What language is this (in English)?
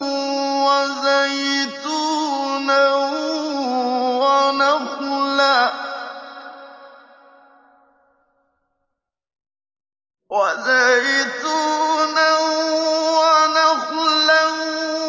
Arabic